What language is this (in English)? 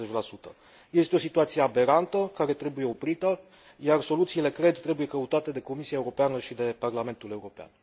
Romanian